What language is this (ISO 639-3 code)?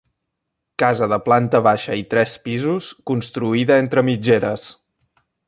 cat